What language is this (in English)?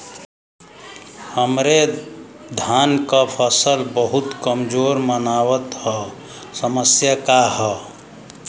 Bhojpuri